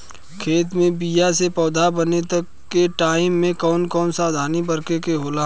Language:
Bhojpuri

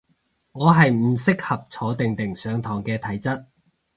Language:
Cantonese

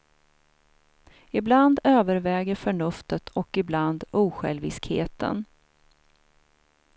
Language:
Swedish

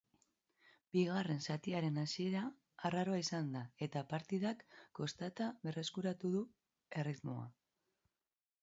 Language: Basque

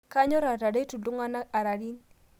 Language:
Masai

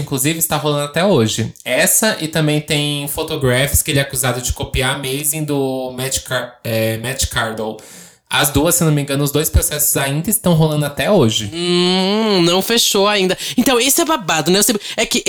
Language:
Portuguese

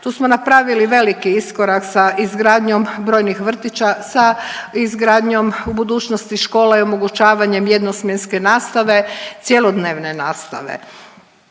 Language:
Croatian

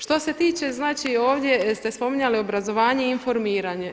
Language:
Croatian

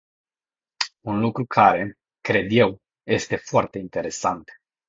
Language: Romanian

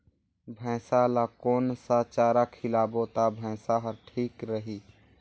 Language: Chhattisgarhi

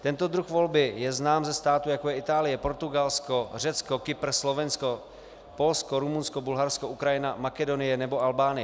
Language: Czech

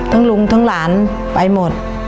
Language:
Thai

